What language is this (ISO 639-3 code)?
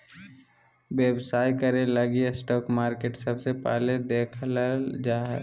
mag